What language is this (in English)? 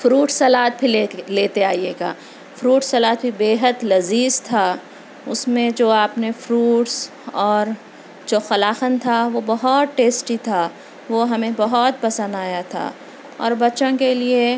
Urdu